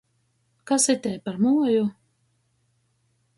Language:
Latgalian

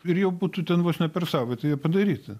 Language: Lithuanian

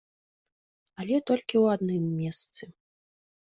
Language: Belarusian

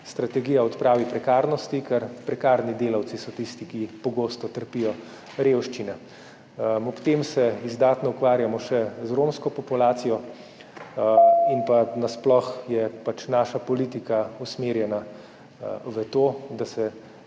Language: Slovenian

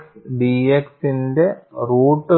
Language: Malayalam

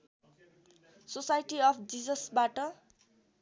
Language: Nepali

